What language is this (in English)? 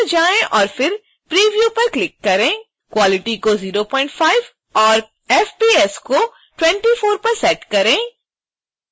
Hindi